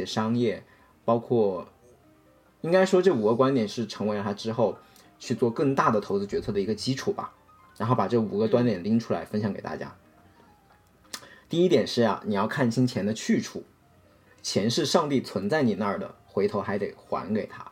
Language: Chinese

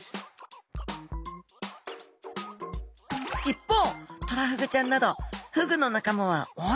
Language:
Japanese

